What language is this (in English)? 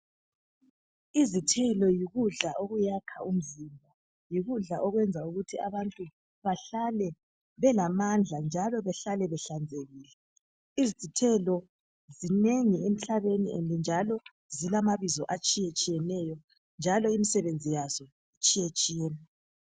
North Ndebele